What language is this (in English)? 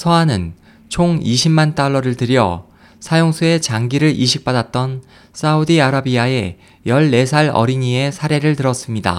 Korean